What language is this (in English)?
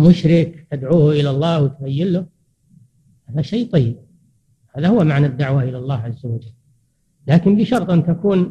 Arabic